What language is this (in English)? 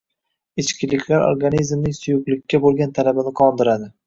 Uzbek